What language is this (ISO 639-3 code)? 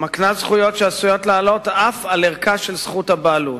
heb